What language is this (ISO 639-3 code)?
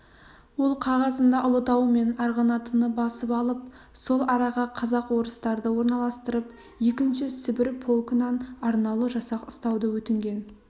kaz